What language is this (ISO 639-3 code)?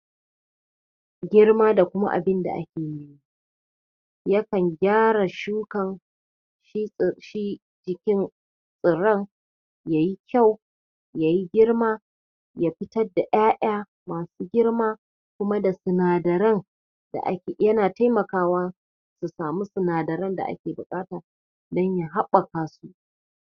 hau